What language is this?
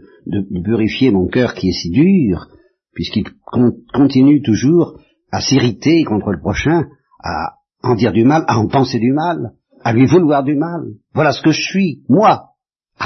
French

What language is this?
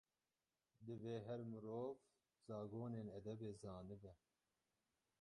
Kurdish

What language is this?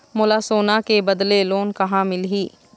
Chhattisgarhi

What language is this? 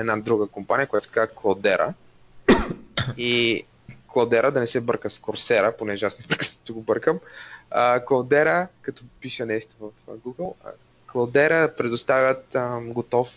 Bulgarian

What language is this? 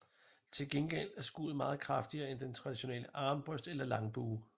Danish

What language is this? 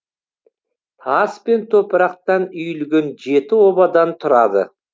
Kazakh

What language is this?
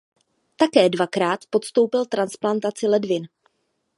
Czech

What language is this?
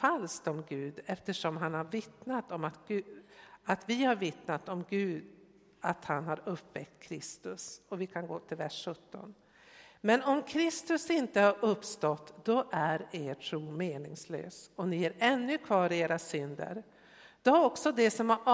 Swedish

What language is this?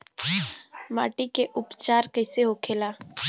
Bhojpuri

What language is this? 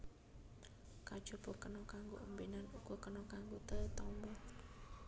Javanese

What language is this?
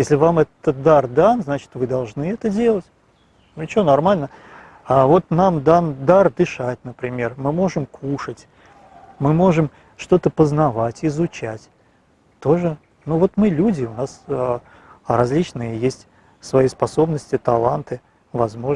Russian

